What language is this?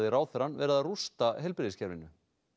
Icelandic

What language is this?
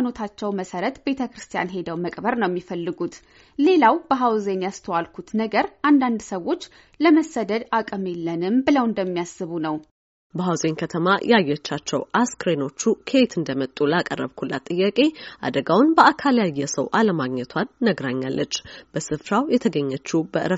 Amharic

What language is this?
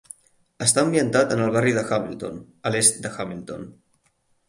Catalan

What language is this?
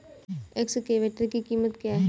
Hindi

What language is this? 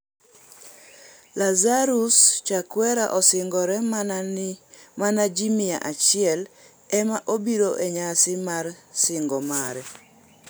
Luo (Kenya and Tanzania)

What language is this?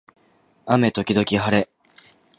Japanese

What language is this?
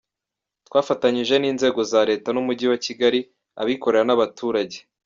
Kinyarwanda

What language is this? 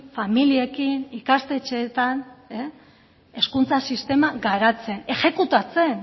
Basque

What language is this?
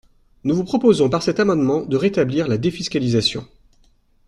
French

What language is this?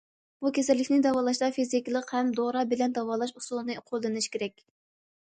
Uyghur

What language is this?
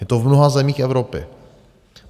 Czech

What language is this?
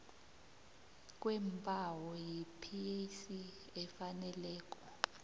South Ndebele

